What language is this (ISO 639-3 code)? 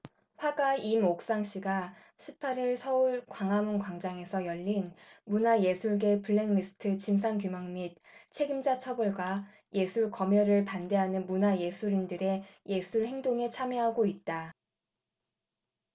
kor